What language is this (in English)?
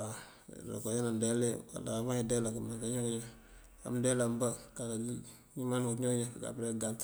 Mandjak